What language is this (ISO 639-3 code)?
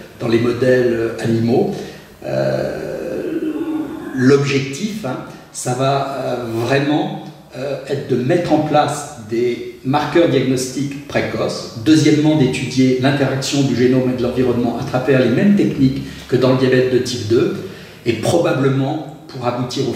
fra